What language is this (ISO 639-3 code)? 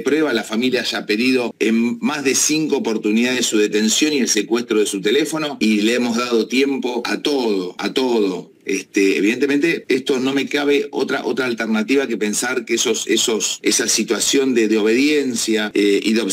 spa